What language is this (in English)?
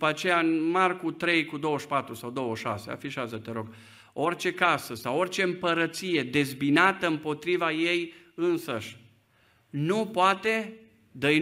Romanian